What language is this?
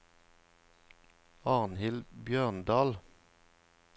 Norwegian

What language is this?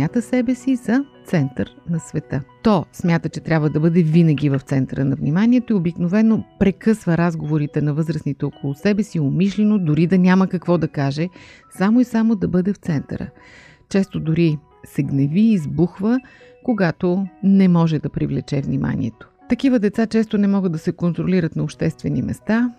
Bulgarian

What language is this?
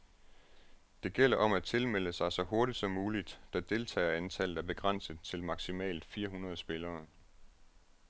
Danish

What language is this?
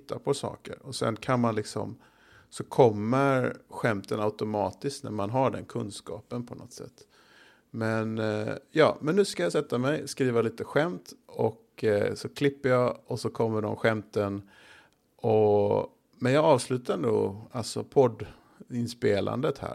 Swedish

